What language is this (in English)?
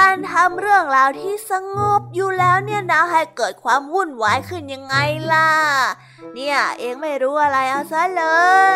Thai